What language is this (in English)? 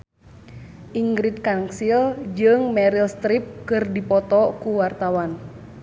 Sundanese